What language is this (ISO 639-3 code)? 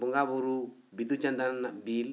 sat